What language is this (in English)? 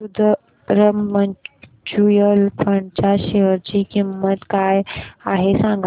Marathi